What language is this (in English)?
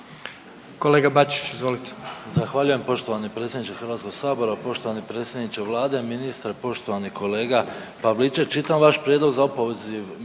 Croatian